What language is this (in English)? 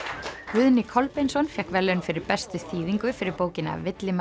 Icelandic